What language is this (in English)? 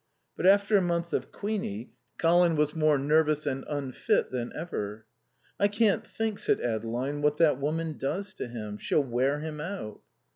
English